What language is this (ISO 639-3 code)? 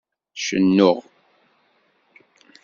kab